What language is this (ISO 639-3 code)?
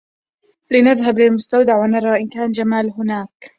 ara